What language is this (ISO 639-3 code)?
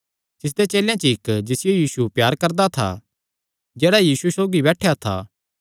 xnr